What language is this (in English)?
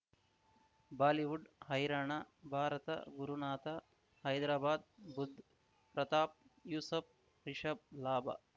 Kannada